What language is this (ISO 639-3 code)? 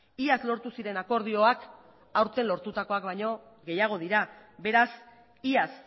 eus